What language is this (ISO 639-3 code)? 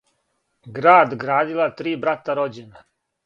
srp